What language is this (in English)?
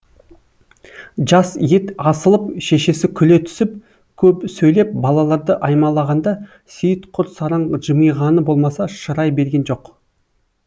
Kazakh